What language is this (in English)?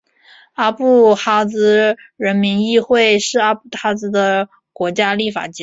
Chinese